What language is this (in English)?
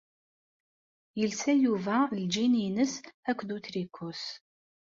Kabyle